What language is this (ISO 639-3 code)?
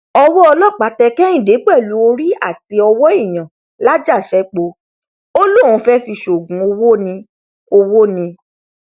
yor